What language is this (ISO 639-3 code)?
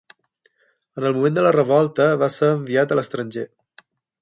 cat